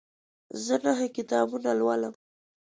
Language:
Pashto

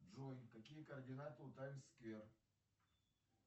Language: Russian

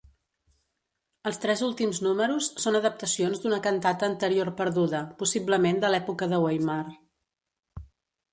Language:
Catalan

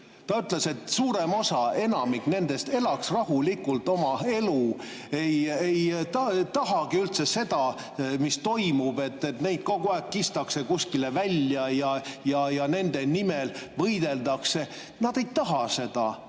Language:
Estonian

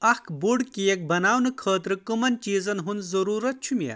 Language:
Kashmiri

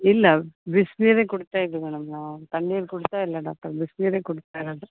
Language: Kannada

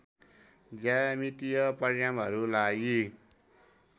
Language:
Nepali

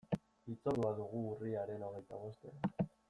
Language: Basque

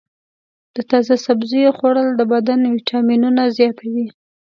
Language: Pashto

